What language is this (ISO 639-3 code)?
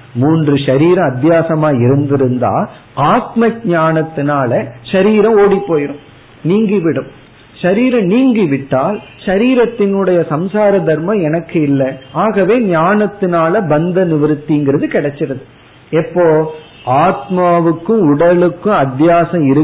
tam